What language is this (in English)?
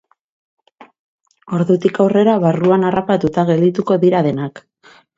Basque